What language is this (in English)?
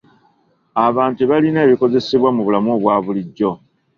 Ganda